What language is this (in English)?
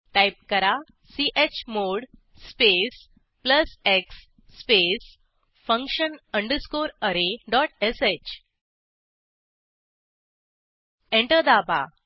Marathi